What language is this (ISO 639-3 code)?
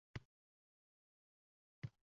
uzb